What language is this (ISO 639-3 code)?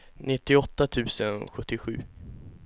swe